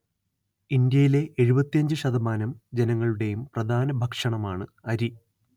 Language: Malayalam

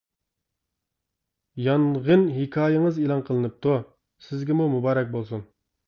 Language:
Uyghur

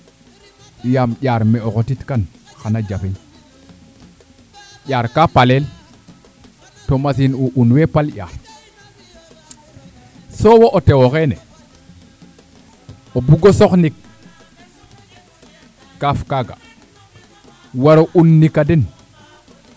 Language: Serer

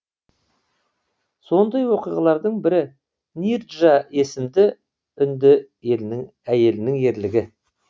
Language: Kazakh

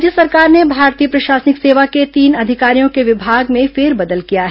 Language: Hindi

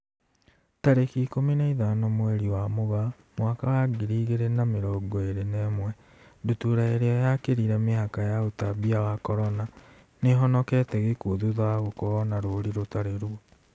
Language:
Kikuyu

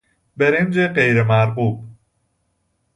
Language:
Persian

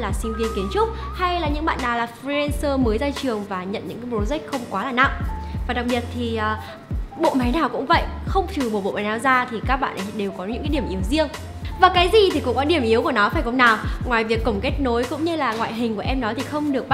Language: Vietnamese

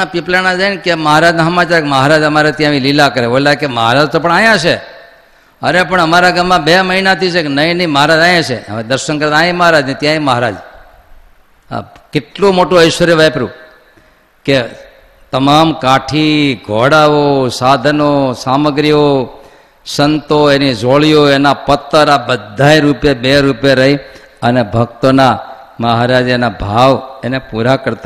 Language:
Gujarati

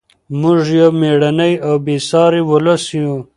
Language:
Pashto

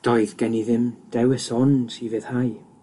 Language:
Welsh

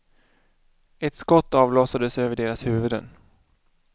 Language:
Swedish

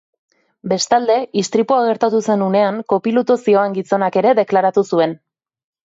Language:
Basque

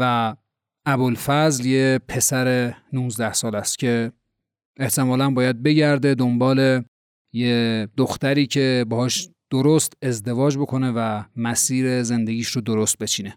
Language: Persian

